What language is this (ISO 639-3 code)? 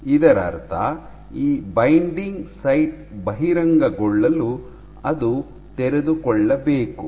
kan